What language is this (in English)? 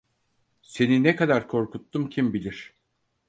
Turkish